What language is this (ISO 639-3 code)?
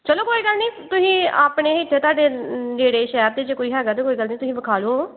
pan